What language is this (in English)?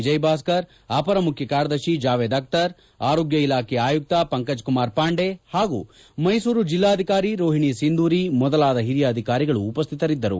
Kannada